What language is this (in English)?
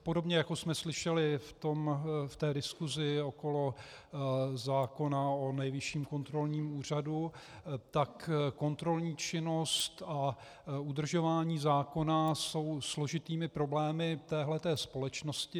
Czech